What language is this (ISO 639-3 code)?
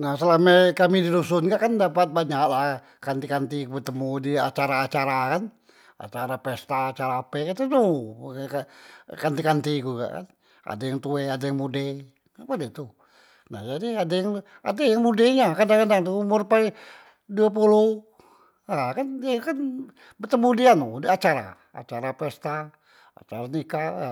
mui